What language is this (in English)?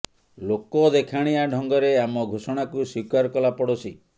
Odia